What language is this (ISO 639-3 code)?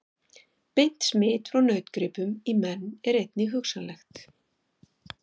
isl